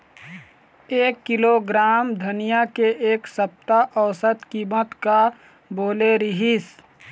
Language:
Chhattisgarhi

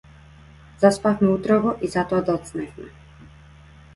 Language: Macedonian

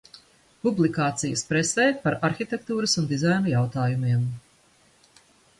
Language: Latvian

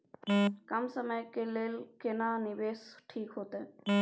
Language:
Maithili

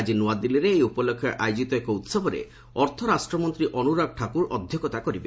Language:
Odia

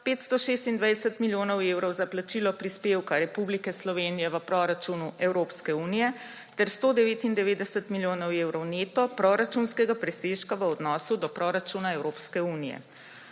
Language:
Slovenian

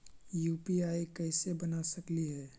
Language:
Magahi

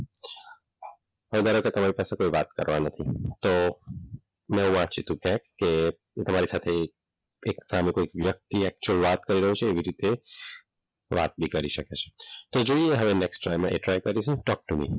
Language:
Gujarati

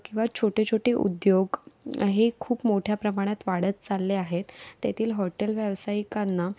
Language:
Marathi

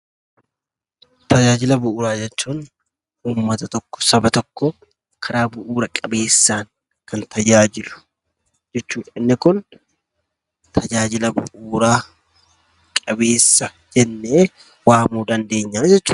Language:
Oromo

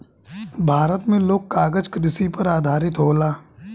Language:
Bhojpuri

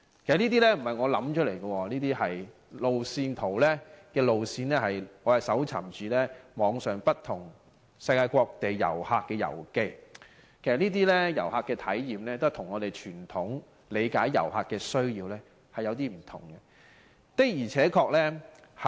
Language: Cantonese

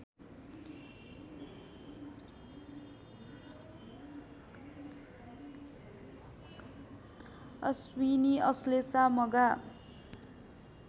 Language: Nepali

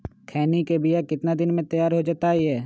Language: Magahi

